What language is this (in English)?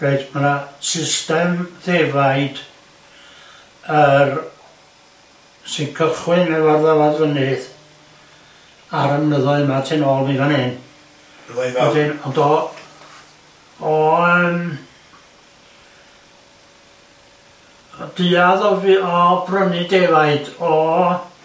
Welsh